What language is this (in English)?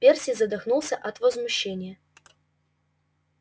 Russian